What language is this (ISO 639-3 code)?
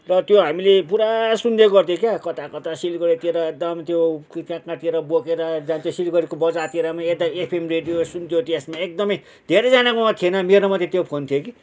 nep